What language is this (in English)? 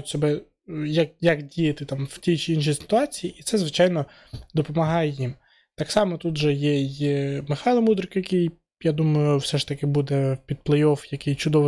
Ukrainian